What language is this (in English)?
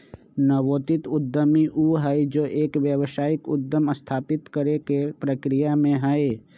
Magahi